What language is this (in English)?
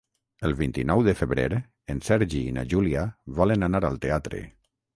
Catalan